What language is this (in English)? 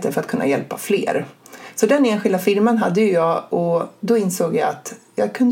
Swedish